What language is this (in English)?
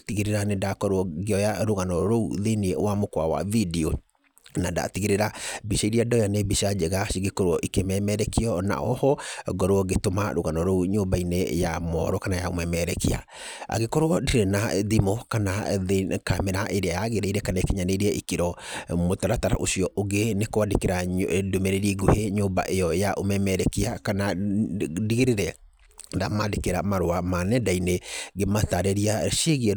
Kikuyu